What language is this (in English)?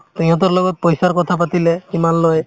Assamese